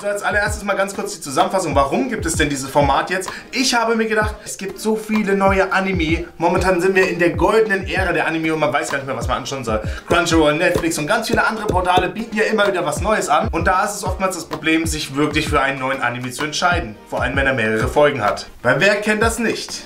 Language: German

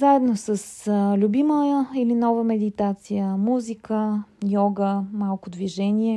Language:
Bulgarian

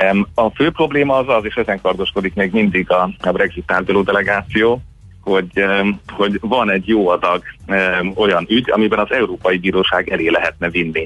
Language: Hungarian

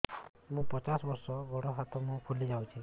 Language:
Odia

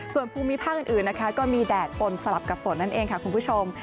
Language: Thai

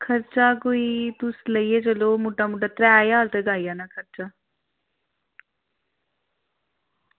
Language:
Dogri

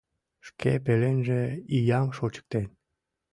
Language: Mari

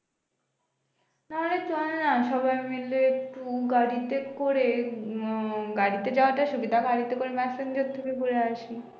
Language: Bangla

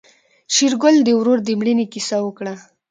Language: Pashto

